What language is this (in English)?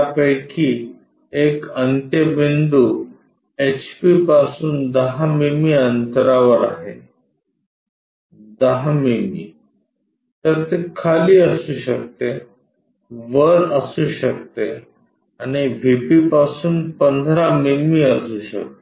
Marathi